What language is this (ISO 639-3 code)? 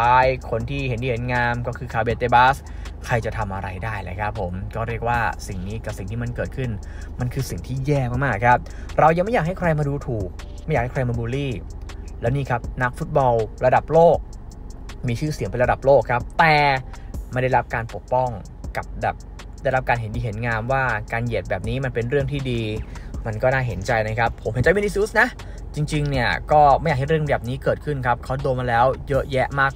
tha